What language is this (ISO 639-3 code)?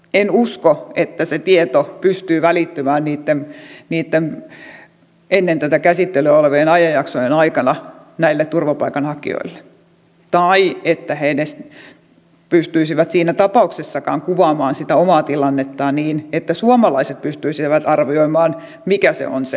fin